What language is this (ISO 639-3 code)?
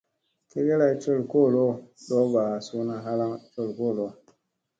mse